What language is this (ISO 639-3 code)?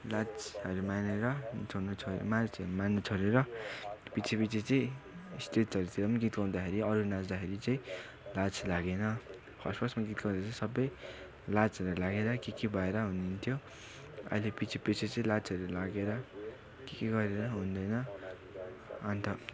nep